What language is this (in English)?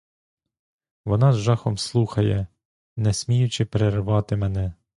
Ukrainian